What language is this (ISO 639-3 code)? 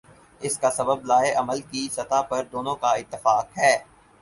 urd